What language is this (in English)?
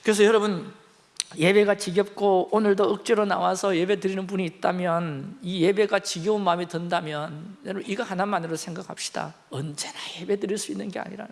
Korean